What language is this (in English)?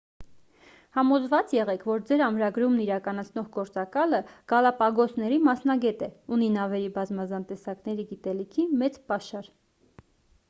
Armenian